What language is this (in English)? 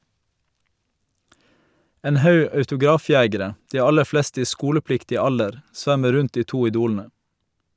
Norwegian